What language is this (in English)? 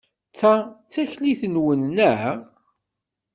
Kabyle